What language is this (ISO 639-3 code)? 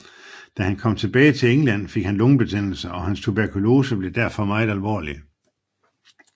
dan